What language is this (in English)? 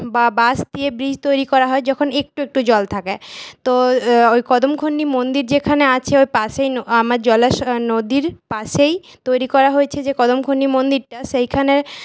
Bangla